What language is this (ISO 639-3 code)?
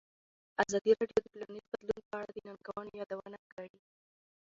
pus